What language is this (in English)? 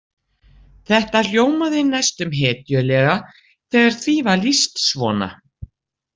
Icelandic